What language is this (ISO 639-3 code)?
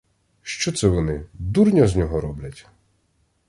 ukr